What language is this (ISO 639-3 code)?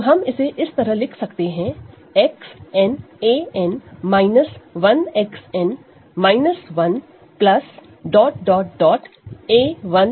hin